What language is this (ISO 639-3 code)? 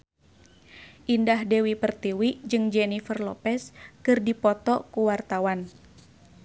sun